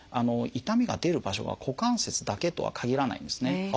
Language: Japanese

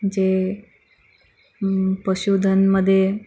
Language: Marathi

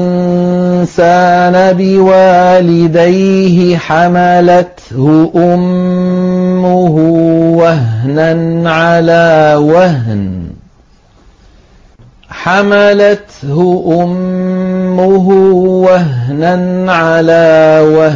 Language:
Arabic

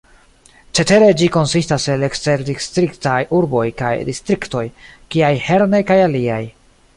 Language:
Esperanto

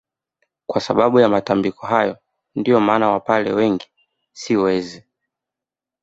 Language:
Swahili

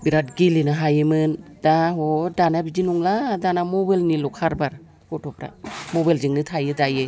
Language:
Bodo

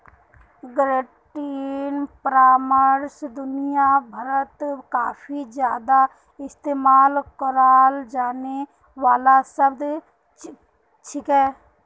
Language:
Magahi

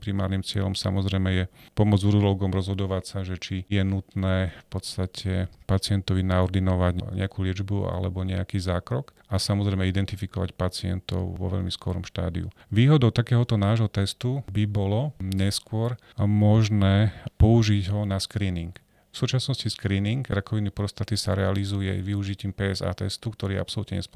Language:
Slovak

